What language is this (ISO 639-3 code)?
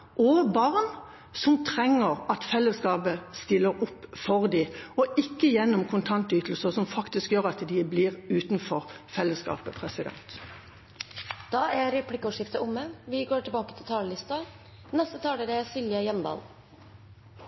nor